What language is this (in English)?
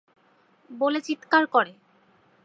Bangla